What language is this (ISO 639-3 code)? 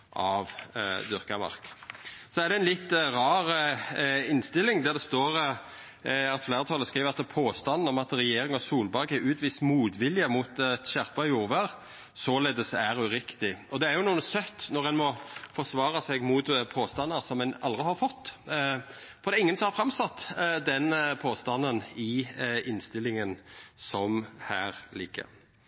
nno